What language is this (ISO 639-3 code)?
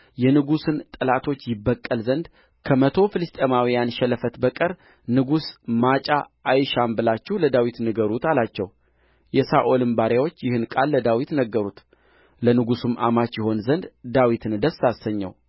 amh